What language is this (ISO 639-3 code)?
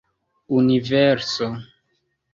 epo